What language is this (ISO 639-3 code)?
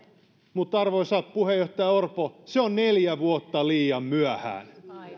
fin